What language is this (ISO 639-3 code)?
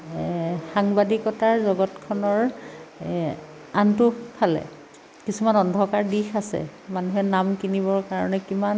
asm